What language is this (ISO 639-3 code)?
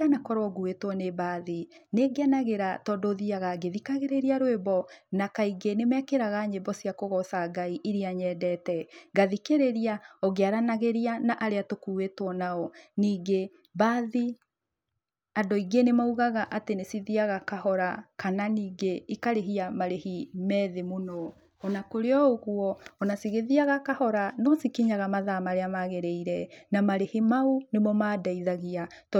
kik